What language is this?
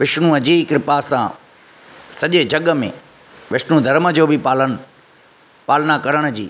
Sindhi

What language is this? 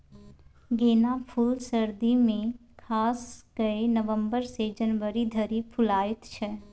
Maithili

